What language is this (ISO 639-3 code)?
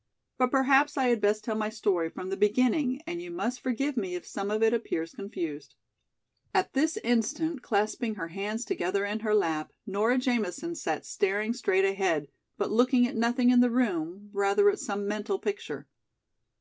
eng